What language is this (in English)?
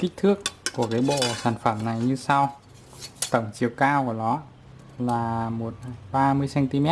Vietnamese